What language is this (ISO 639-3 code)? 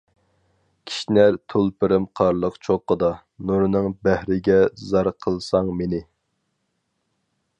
uig